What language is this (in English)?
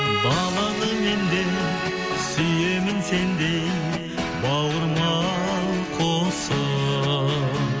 Kazakh